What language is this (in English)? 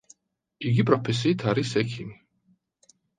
Georgian